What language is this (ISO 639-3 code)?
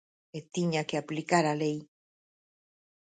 glg